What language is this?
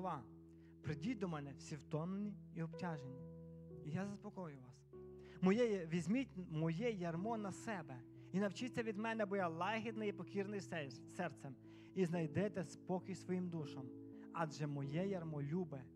Ukrainian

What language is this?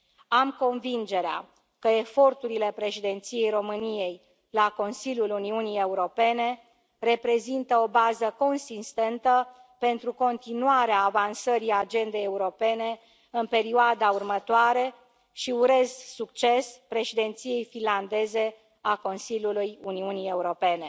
Romanian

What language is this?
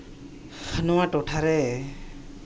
Santali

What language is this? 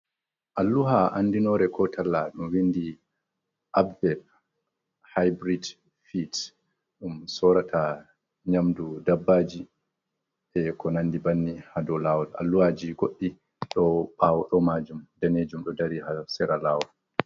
Fula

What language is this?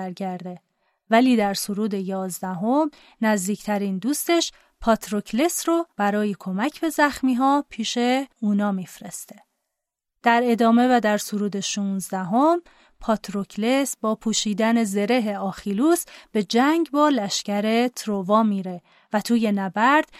Persian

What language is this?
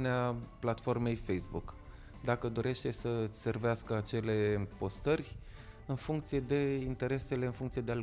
Romanian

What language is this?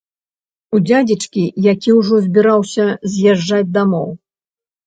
Belarusian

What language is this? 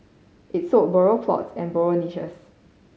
English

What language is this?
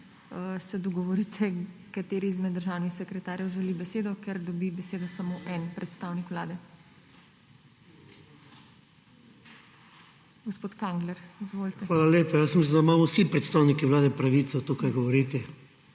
Slovenian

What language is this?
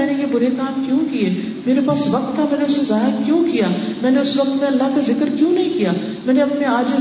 Urdu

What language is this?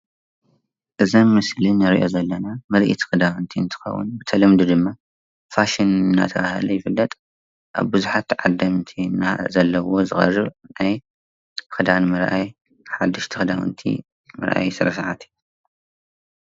Tigrinya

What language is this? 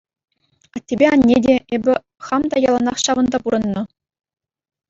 Chuvash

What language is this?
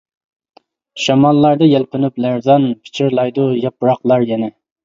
Uyghur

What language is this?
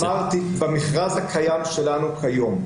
Hebrew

